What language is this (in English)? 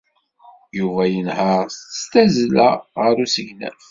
Kabyle